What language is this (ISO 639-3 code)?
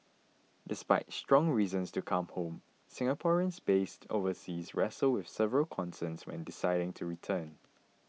eng